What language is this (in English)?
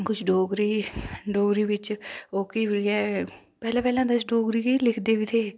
Dogri